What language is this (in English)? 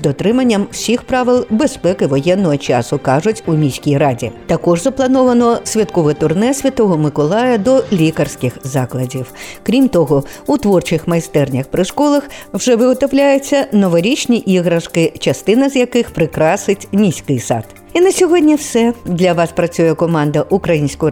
Ukrainian